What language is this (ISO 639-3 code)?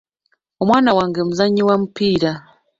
lug